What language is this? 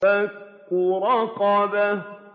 Arabic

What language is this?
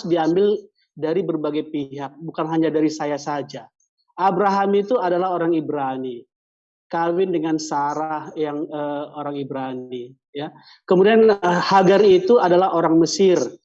Indonesian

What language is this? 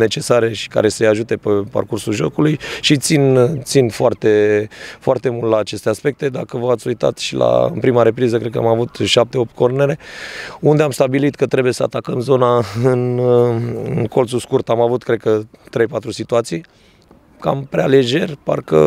Romanian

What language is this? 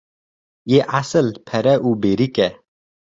Kurdish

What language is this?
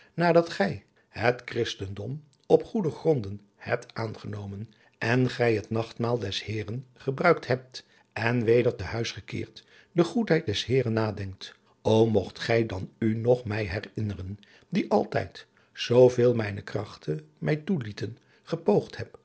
Dutch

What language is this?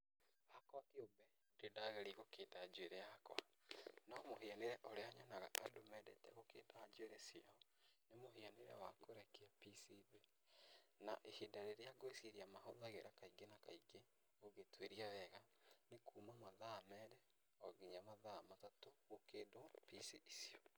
Kikuyu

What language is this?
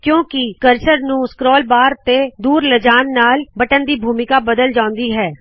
Punjabi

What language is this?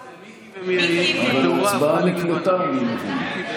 Hebrew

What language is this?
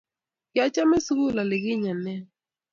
Kalenjin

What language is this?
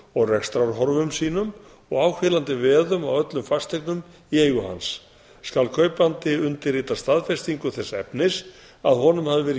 Icelandic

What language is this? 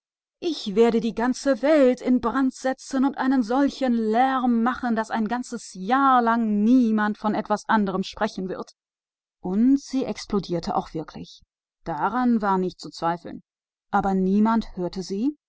German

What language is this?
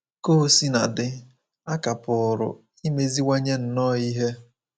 Igbo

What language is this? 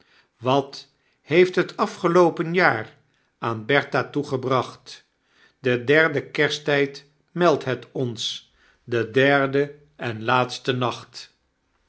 Dutch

